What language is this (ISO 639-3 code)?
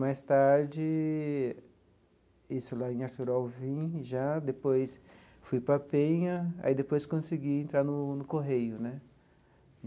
por